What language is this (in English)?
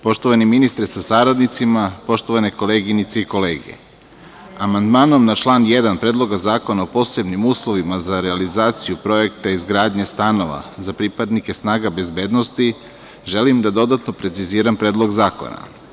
Serbian